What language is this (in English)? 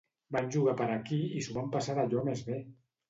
Catalan